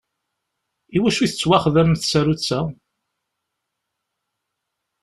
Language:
Kabyle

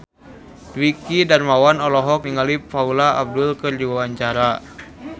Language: Sundanese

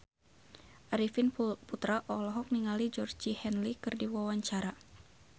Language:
Sundanese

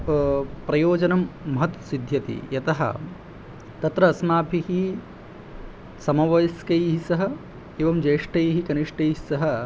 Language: Sanskrit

